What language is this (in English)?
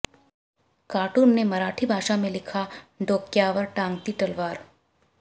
Hindi